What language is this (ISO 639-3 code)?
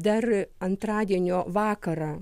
lit